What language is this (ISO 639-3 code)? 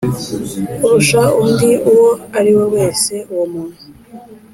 kin